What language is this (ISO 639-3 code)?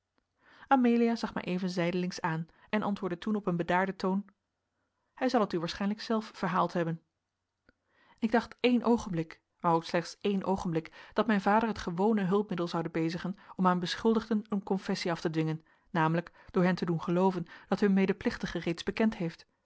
nld